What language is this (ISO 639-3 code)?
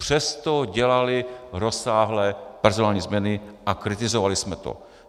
ces